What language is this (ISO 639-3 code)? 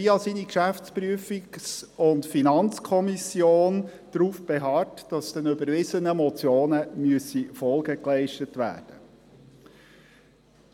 gsw